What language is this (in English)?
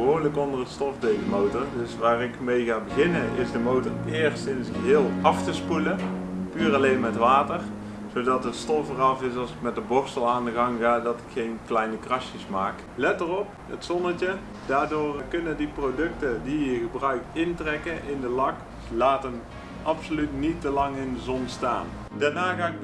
Dutch